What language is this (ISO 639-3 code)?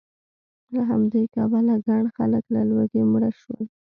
pus